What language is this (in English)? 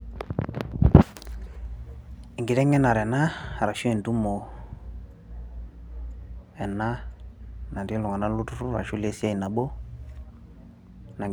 Masai